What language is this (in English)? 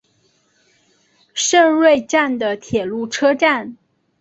Chinese